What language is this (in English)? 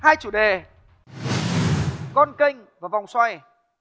Vietnamese